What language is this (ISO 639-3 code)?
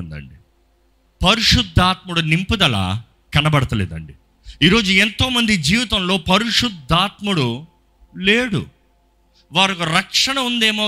tel